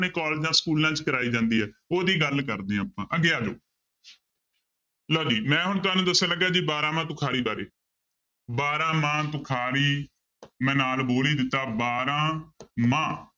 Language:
Punjabi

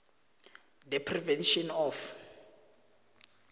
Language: South Ndebele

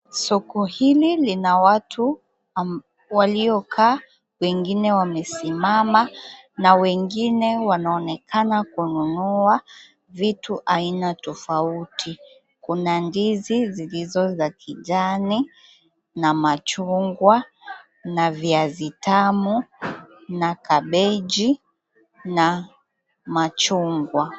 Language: Swahili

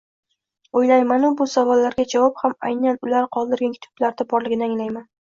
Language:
Uzbek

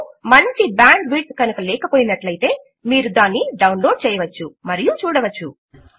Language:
Telugu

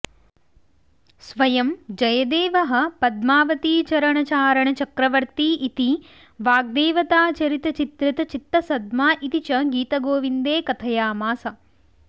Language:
Sanskrit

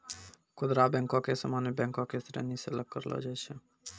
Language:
Maithili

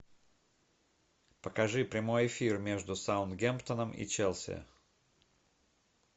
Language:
Russian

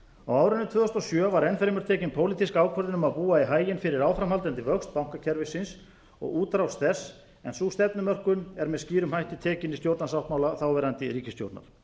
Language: Icelandic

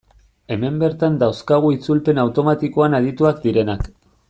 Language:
Basque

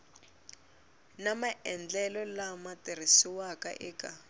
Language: Tsonga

